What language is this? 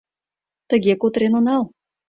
Mari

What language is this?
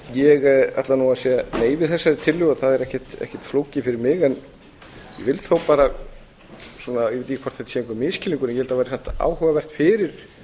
Icelandic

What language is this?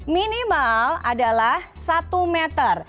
Indonesian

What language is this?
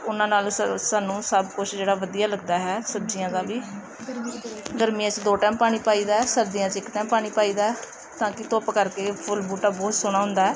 Punjabi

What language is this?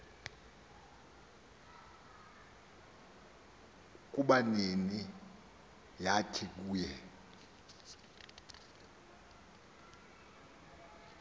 Xhosa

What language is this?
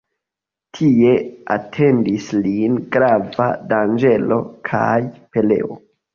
Esperanto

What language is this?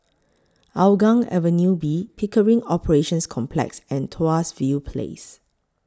English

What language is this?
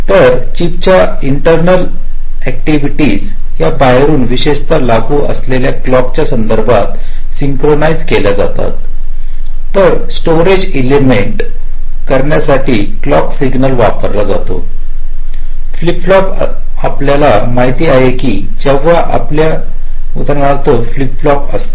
Marathi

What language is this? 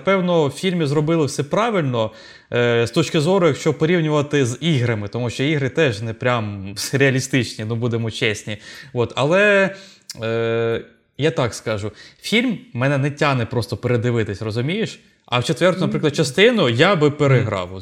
Ukrainian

